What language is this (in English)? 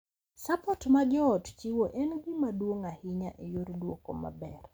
Luo (Kenya and Tanzania)